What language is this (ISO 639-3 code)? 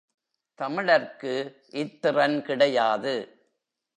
tam